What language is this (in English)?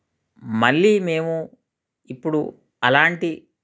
Telugu